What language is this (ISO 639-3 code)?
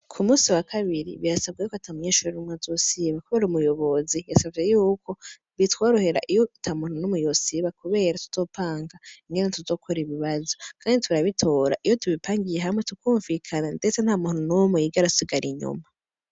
run